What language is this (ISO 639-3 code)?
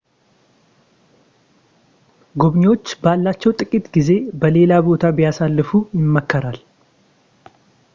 amh